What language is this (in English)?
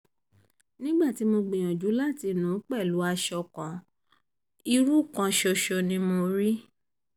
Yoruba